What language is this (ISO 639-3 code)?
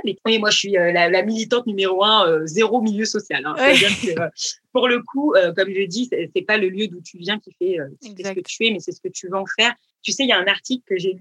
fra